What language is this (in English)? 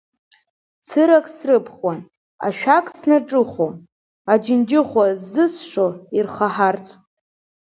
Abkhazian